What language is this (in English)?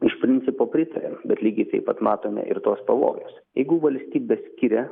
Lithuanian